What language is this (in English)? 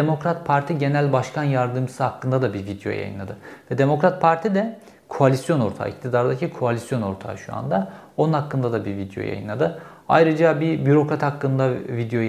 Turkish